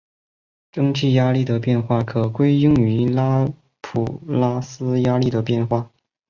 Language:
Chinese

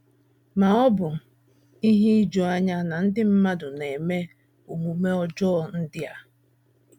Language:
Igbo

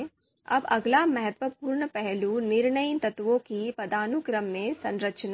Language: Hindi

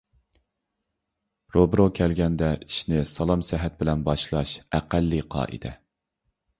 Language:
Uyghur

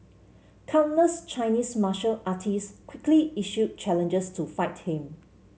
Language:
English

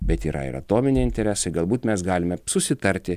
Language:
Lithuanian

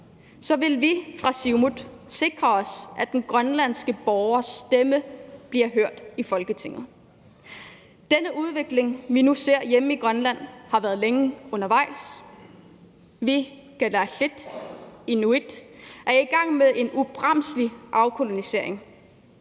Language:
Danish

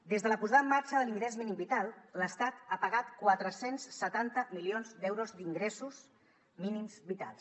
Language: Catalan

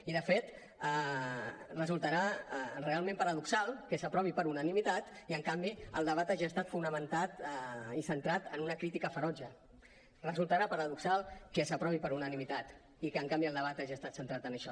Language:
Catalan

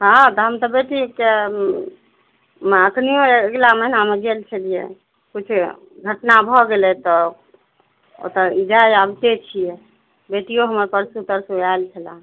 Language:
Maithili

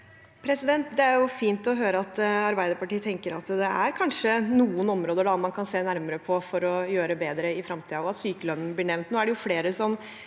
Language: Norwegian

